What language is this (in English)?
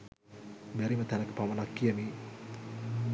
Sinhala